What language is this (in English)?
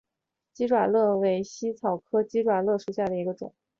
Chinese